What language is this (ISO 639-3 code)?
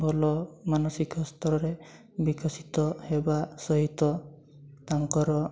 ori